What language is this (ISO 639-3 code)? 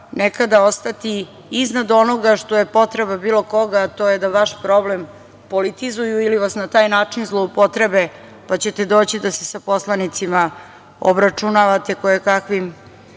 srp